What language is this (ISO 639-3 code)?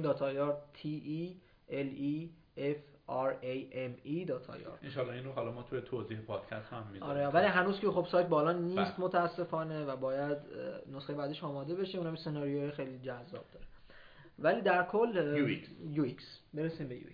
fas